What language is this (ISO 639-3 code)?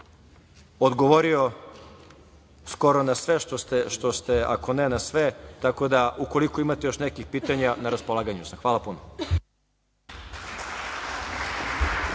srp